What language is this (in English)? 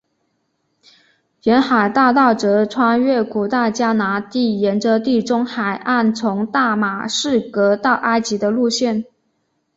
Chinese